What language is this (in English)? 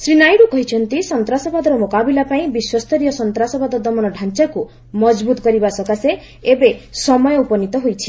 Odia